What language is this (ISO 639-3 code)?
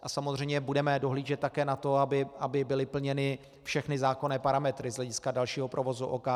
ces